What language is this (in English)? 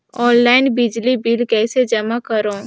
Chhattisgarhi